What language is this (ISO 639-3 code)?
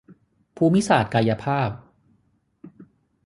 tha